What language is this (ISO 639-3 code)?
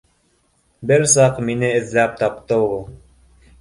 bak